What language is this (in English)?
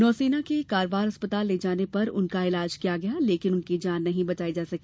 Hindi